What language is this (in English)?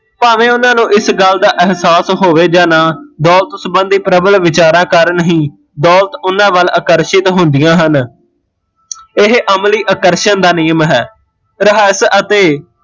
Punjabi